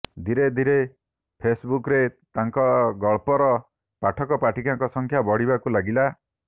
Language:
Odia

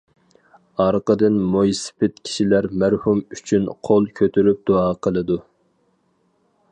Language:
Uyghur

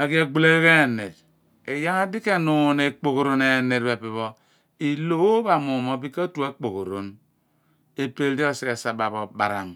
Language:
Abua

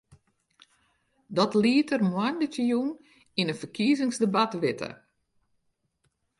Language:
Western Frisian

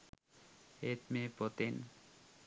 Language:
Sinhala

